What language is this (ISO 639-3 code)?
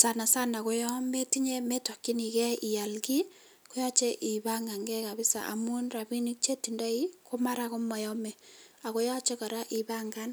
kln